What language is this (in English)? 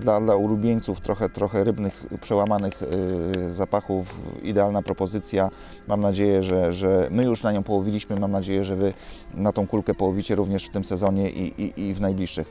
Polish